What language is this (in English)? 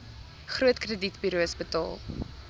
Afrikaans